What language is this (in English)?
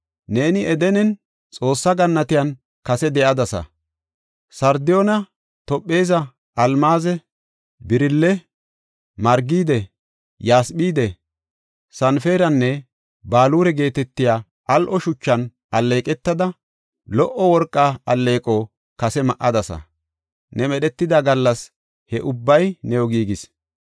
Gofa